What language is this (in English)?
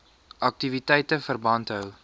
Afrikaans